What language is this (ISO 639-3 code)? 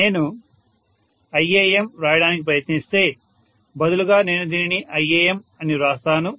tel